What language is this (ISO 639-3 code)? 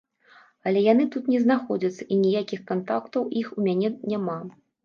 bel